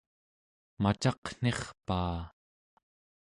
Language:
Central Yupik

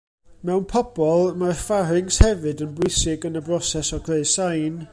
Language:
Welsh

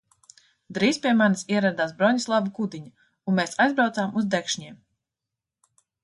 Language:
Latvian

